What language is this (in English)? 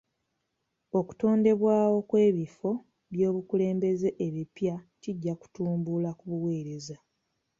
Ganda